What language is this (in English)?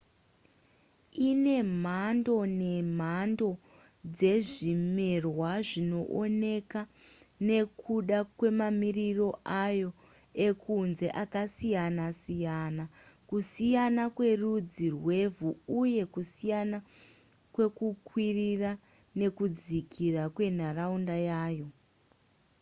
Shona